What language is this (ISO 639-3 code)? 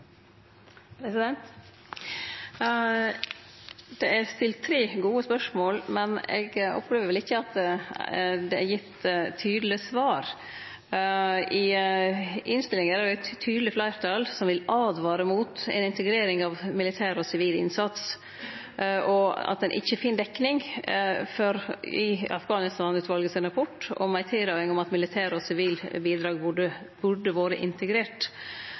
nno